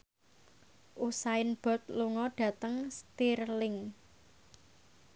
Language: Javanese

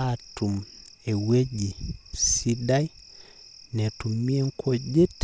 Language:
Masai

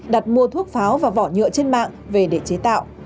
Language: Vietnamese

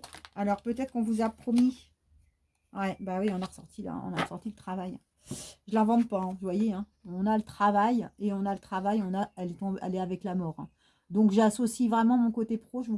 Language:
French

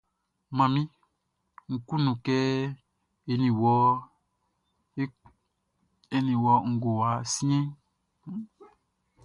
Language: Baoulé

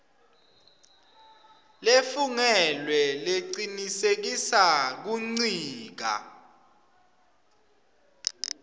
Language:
Swati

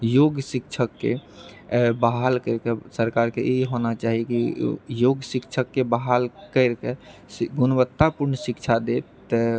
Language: Maithili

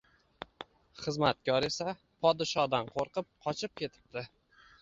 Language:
Uzbek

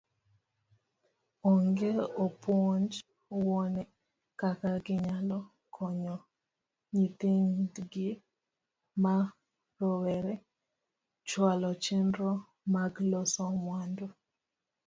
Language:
Luo (Kenya and Tanzania)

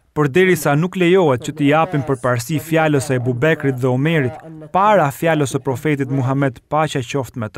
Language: Arabic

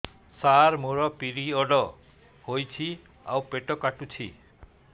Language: Odia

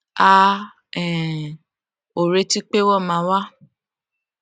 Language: Yoruba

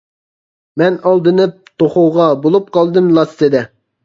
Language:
Uyghur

